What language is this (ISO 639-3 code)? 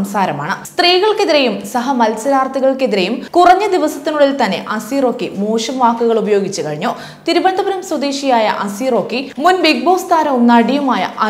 mal